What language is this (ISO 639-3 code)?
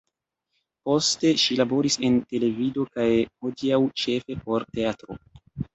epo